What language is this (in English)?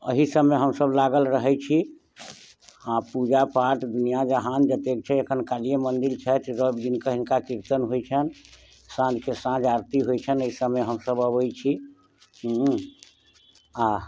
Maithili